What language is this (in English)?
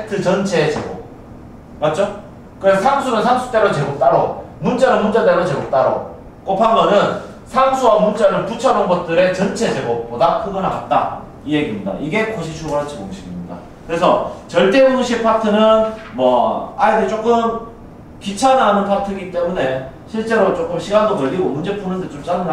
Korean